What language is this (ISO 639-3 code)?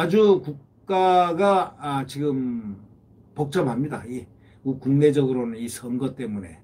kor